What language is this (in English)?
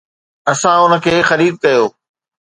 Sindhi